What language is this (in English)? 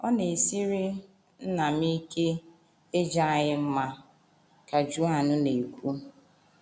Igbo